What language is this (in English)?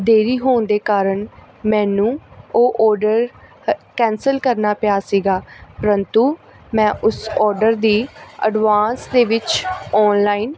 Punjabi